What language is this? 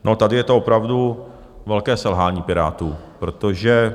Czech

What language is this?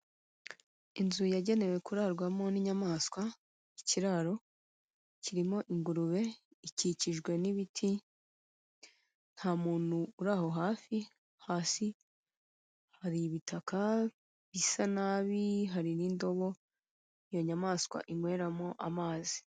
Kinyarwanda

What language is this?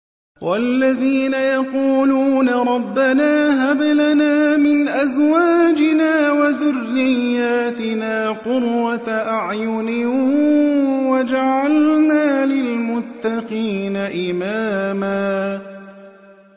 Arabic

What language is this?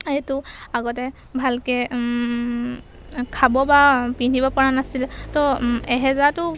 Assamese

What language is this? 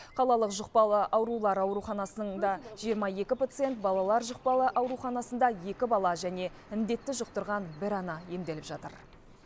Kazakh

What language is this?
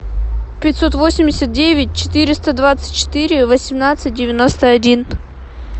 Russian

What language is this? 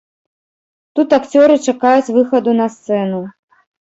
Belarusian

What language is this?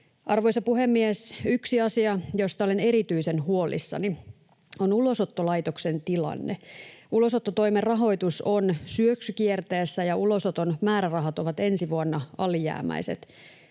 Finnish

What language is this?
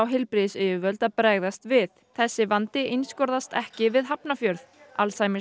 Icelandic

